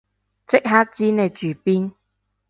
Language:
Cantonese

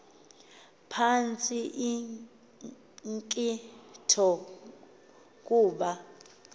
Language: Xhosa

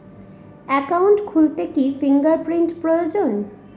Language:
Bangla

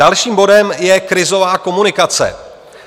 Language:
Czech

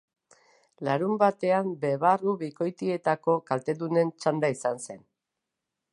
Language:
Basque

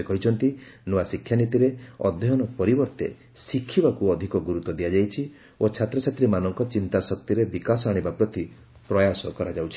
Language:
Odia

